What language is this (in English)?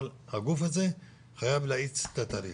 Hebrew